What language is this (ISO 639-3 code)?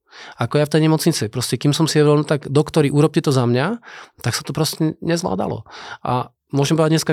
slk